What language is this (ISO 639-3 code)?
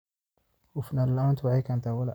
som